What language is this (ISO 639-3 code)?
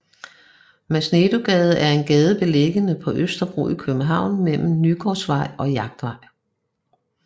dan